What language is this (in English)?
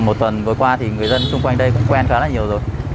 Vietnamese